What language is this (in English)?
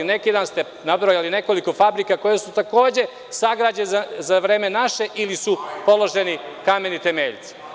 Serbian